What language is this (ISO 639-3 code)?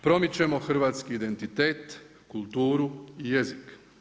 hrv